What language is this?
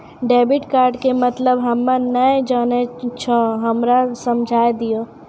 Maithili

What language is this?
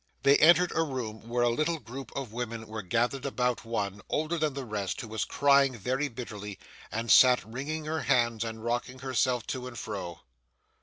English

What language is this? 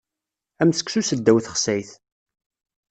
Kabyle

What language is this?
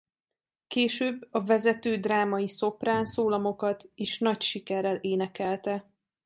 Hungarian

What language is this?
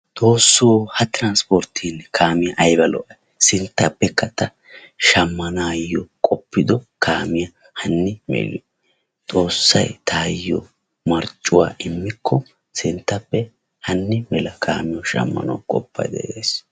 Wolaytta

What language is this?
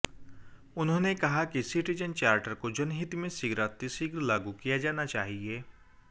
Hindi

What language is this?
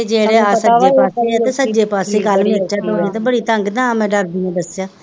Punjabi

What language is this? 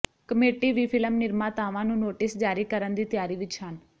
Punjabi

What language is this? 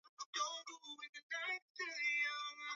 Swahili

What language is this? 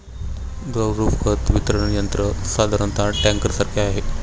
Marathi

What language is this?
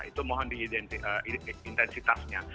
Indonesian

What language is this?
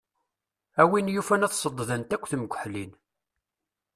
Kabyle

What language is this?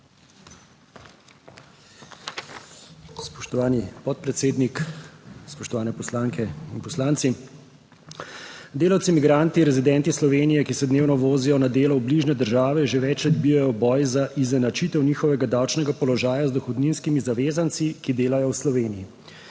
Slovenian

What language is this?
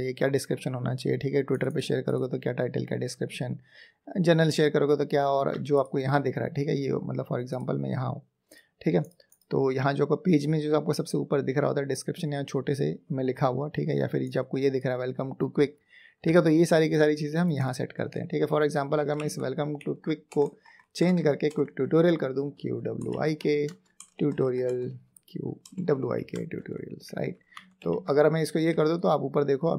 Hindi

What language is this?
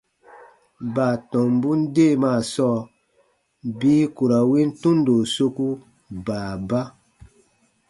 Baatonum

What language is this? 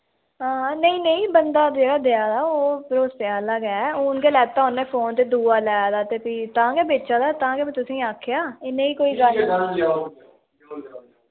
Dogri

